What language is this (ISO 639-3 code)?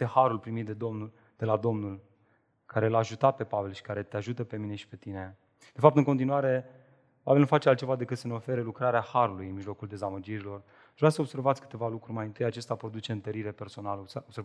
ron